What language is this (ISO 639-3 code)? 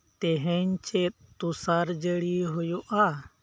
sat